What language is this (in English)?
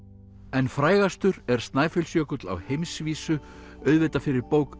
Icelandic